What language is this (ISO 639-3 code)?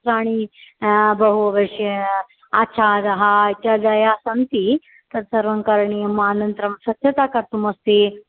san